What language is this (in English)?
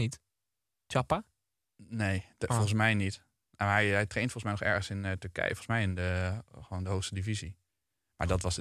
Dutch